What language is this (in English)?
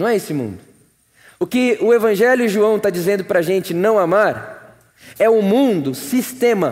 Portuguese